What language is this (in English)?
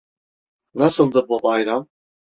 Turkish